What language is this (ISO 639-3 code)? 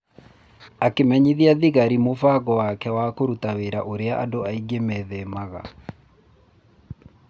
kik